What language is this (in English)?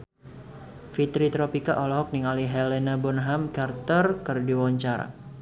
Sundanese